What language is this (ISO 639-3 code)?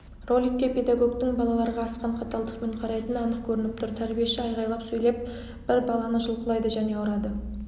kaz